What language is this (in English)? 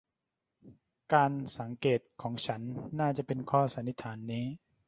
Thai